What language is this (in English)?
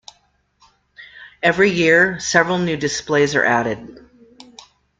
English